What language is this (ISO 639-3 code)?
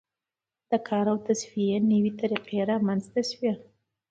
pus